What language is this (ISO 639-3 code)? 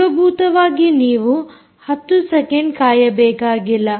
kan